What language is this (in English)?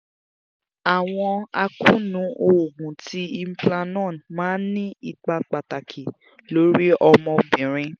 Yoruba